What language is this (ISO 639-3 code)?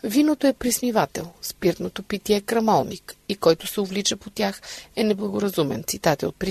bul